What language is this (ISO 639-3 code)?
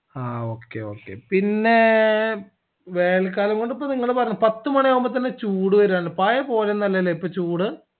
mal